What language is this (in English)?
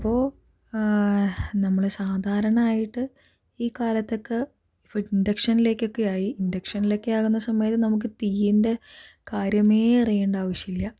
Malayalam